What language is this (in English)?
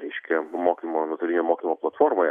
Lithuanian